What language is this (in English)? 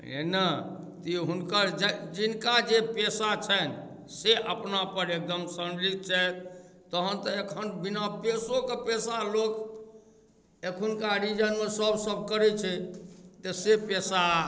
Maithili